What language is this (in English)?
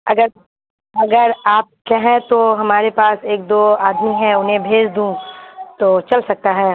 Urdu